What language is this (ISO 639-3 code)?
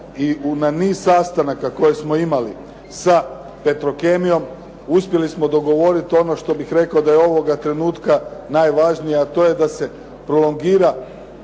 hrv